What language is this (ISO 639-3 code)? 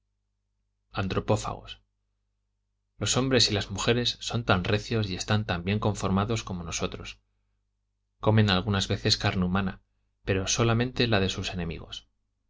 spa